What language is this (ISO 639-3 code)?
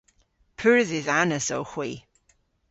cor